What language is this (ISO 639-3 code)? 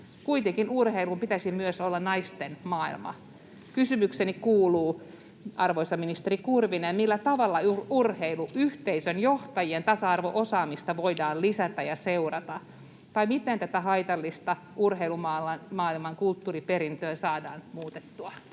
fin